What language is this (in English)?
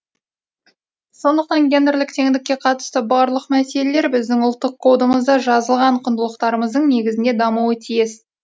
Kazakh